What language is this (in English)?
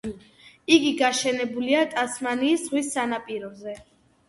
Georgian